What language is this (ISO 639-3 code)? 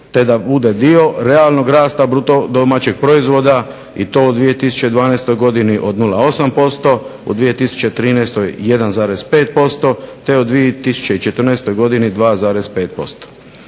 hrv